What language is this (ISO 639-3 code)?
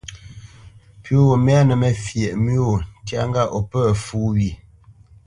bce